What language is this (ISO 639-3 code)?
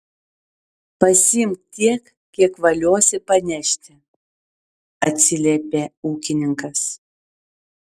lit